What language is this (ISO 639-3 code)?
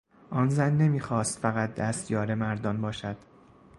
fas